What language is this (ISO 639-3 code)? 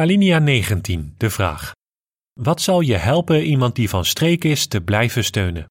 nld